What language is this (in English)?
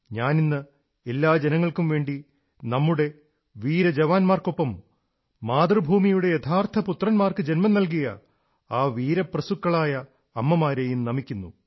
Malayalam